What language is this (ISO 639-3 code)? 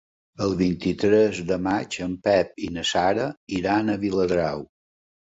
cat